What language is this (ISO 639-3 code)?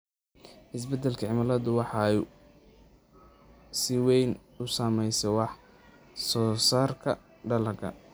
som